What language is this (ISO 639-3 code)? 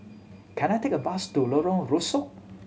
eng